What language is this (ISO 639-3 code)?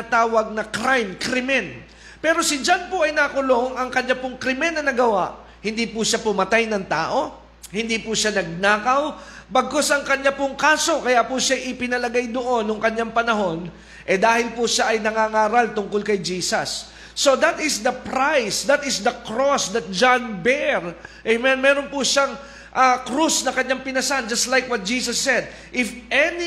fil